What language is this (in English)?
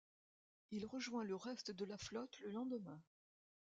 French